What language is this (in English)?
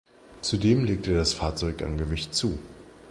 German